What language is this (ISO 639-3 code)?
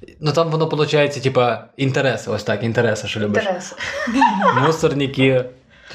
ukr